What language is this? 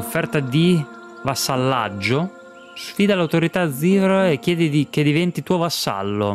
Italian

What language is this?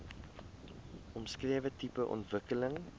Afrikaans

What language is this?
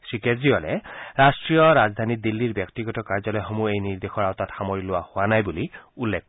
Assamese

